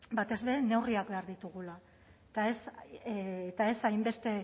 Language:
Basque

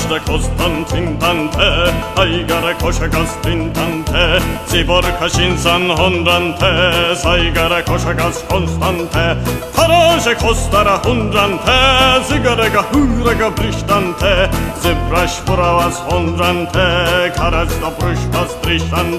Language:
Dutch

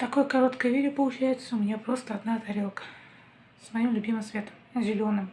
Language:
Russian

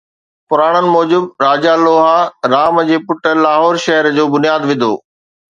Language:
Sindhi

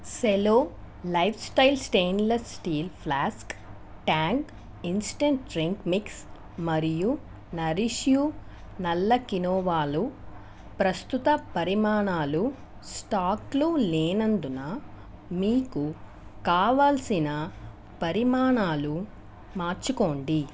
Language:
Telugu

